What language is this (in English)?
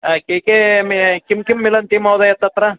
Sanskrit